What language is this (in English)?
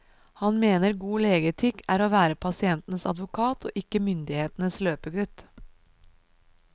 Norwegian